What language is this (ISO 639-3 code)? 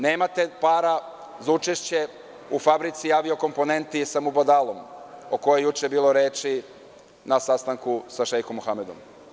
srp